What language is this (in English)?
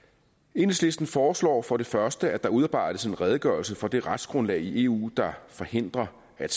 Danish